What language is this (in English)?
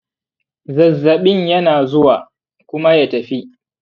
Hausa